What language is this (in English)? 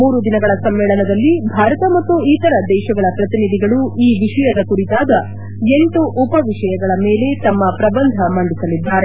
Kannada